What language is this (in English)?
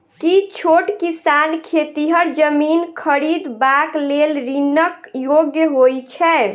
Maithili